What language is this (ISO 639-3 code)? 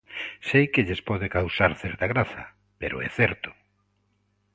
glg